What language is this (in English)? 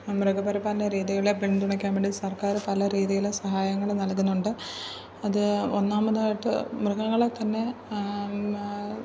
Malayalam